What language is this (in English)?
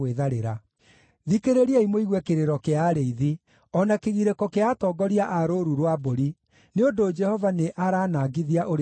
Kikuyu